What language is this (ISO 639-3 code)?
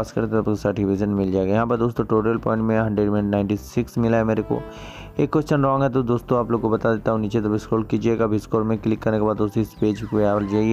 hin